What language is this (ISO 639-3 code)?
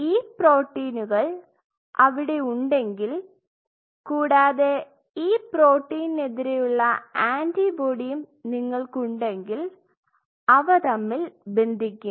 mal